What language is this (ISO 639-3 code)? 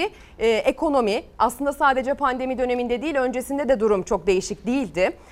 tur